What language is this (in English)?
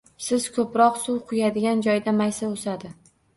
Uzbek